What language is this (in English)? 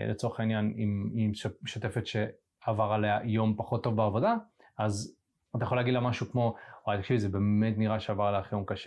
Hebrew